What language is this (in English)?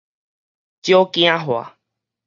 Min Nan Chinese